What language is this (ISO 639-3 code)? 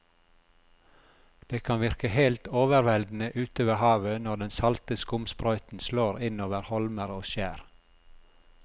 nor